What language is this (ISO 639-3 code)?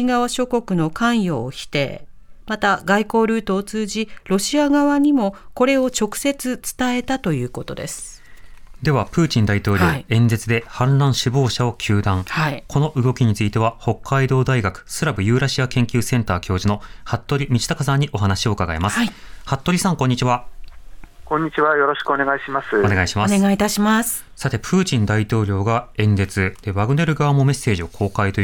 jpn